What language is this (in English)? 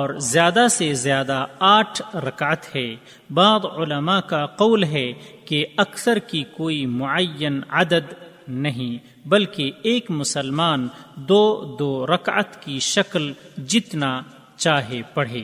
Urdu